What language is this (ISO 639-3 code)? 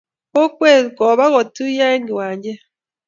kln